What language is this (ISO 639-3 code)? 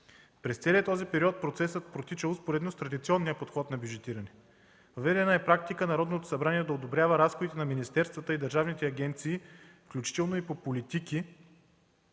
bul